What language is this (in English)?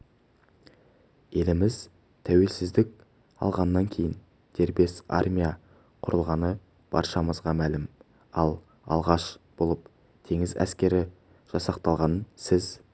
Kazakh